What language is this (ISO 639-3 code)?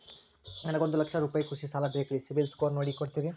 kan